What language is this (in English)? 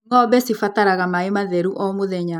Kikuyu